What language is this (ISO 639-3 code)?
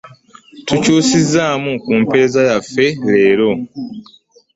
lug